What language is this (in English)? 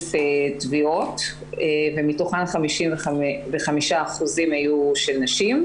Hebrew